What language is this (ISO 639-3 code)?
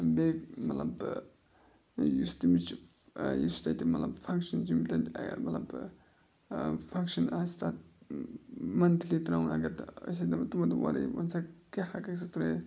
kas